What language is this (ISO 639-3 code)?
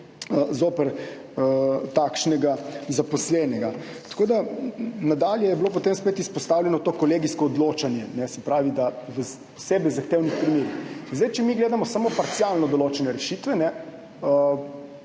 slv